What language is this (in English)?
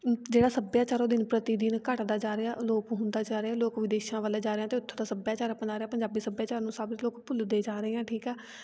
Punjabi